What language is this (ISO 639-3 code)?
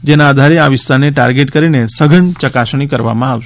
guj